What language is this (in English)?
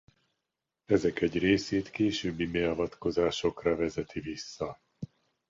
Hungarian